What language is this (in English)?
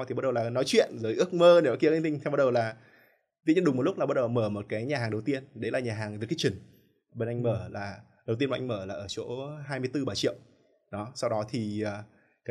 Vietnamese